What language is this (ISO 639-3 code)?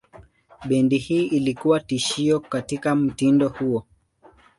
swa